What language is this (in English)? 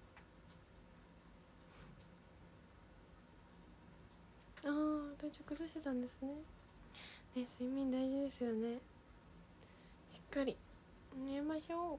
Japanese